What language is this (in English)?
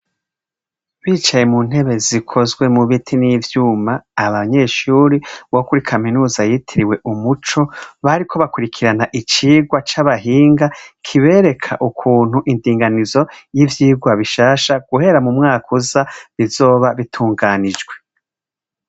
Rundi